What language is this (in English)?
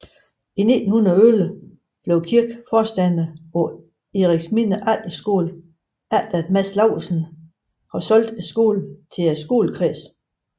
Danish